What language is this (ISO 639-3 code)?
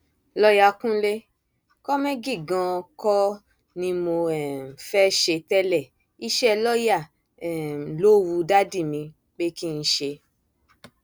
yor